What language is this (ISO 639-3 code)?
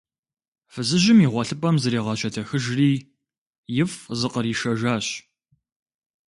kbd